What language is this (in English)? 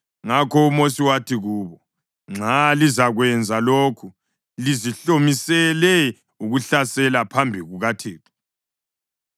North Ndebele